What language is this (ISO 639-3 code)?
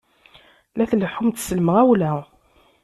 kab